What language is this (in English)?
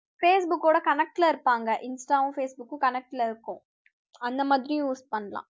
Tamil